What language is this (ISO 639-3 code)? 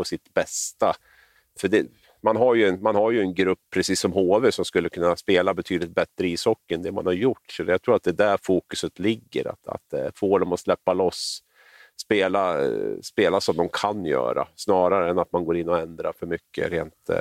swe